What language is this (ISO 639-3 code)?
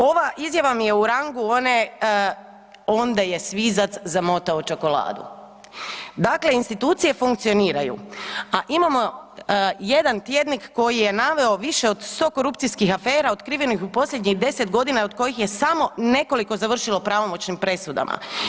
hrv